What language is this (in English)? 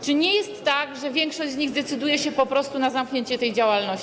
Polish